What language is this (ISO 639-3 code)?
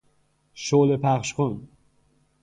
fas